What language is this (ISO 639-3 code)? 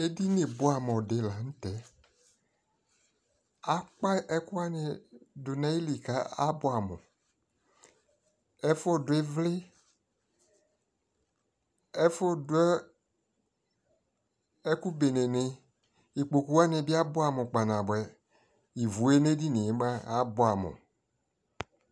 kpo